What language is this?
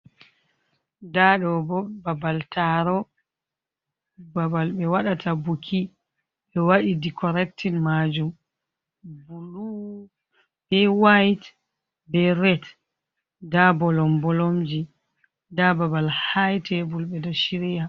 Fula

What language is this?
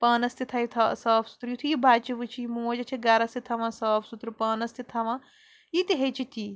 Kashmiri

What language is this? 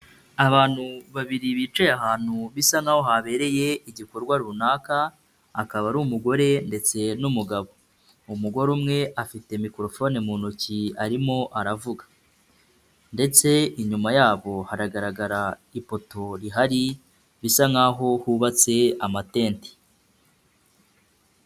Kinyarwanda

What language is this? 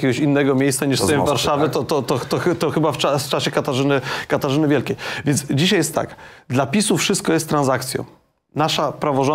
Polish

